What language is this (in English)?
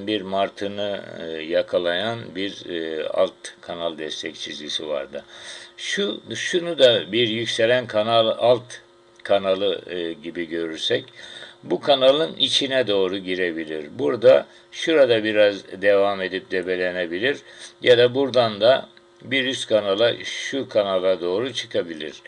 Turkish